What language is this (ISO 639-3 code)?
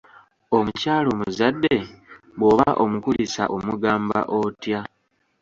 lug